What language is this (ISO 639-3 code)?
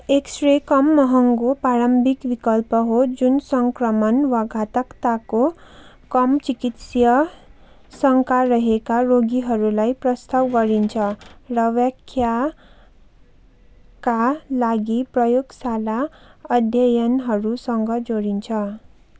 nep